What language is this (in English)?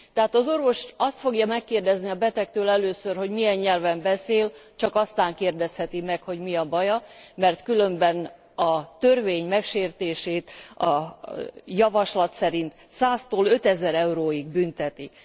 Hungarian